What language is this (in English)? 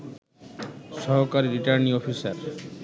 Bangla